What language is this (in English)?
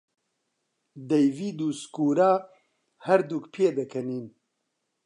Central Kurdish